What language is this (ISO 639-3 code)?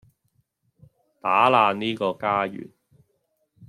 yue